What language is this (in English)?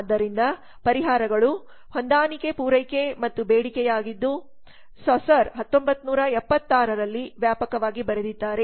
Kannada